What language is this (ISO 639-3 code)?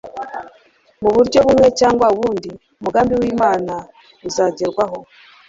kin